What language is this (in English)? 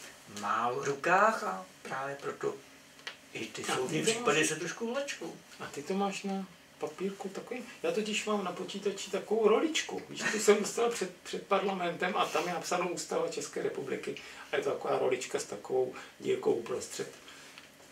Czech